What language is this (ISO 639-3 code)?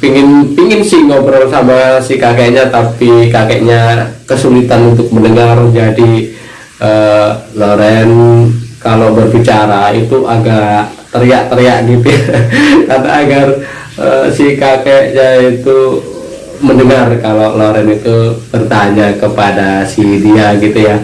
ind